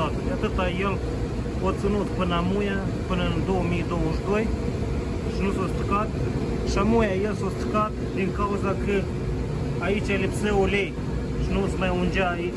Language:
Romanian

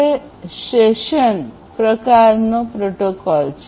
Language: Gujarati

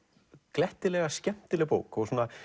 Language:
Icelandic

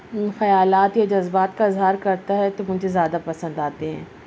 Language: Urdu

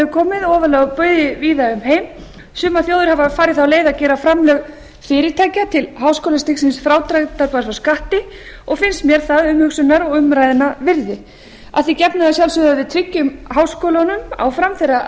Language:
Icelandic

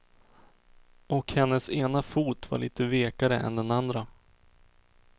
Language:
Swedish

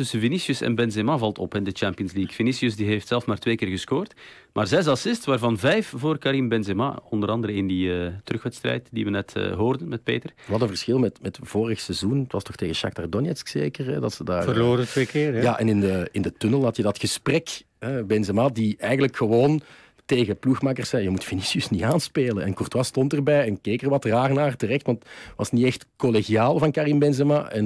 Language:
Dutch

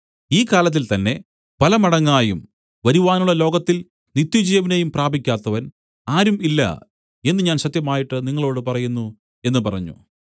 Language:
Malayalam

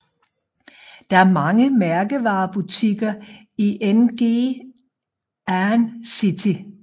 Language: Danish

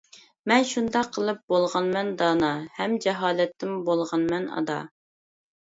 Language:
Uyghur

